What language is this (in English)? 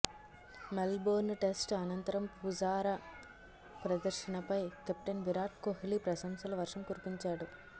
Telugu